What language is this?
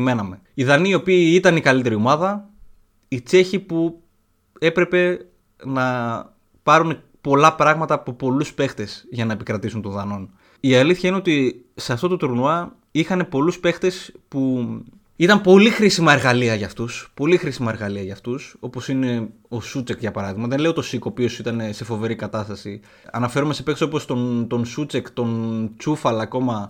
Greek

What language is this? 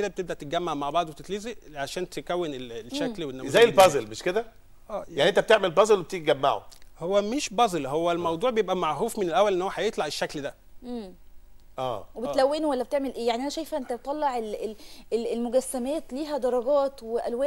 Arabic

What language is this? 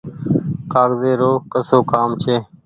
Goaria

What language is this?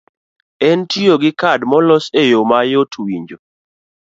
Luo (Kenya and Tanzania)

